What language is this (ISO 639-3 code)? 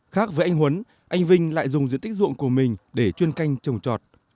vie